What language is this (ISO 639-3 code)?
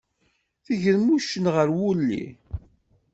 kab